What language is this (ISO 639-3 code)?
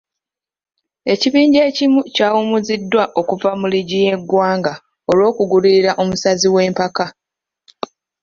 lug